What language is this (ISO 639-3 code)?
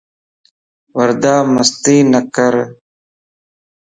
lss